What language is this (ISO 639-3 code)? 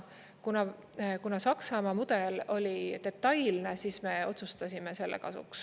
est